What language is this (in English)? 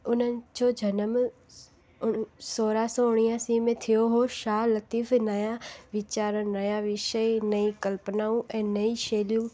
Sindhi